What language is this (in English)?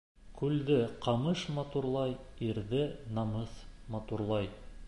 Bashkir